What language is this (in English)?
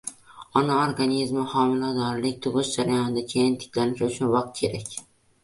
Uzbek